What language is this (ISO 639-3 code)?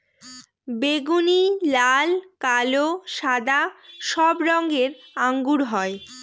ben